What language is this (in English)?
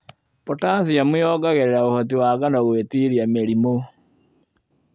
Kikuyu